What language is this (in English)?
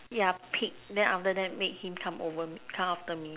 English